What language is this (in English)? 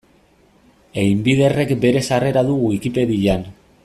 Basque